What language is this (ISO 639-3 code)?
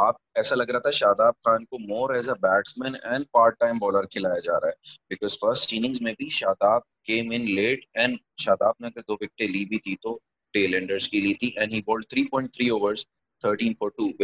urd